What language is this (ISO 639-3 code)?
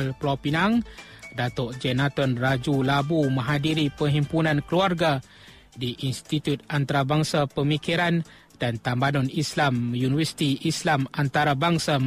msa